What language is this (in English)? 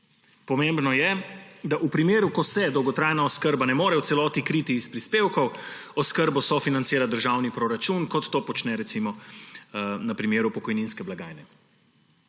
Slovenian